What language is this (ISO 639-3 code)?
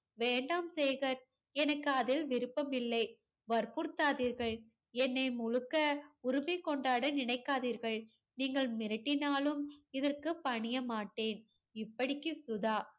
tam